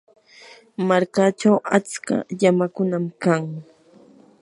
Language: Yanahuanca Pasco Quechua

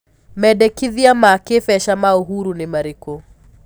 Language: Kikuyu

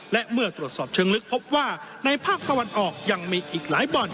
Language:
Thai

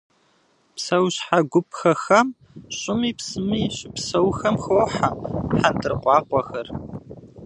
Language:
Kabardian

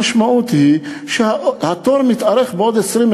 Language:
Hebrew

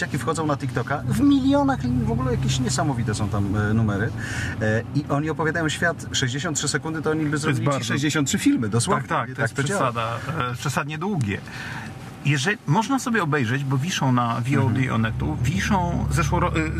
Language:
Polish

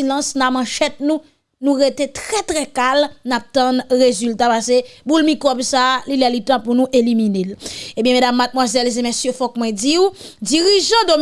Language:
French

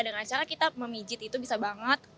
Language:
Indonesian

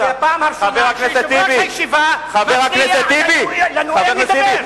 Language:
Hebrew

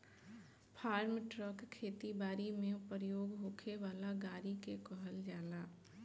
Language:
Bhojpuri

